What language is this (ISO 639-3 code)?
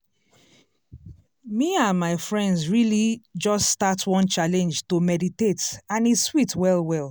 pcm